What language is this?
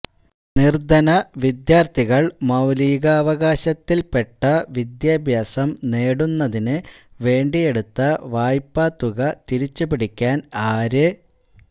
Malayalam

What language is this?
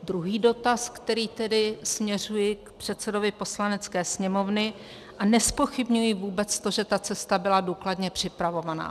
Czech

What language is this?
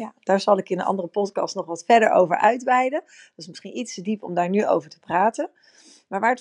Dutch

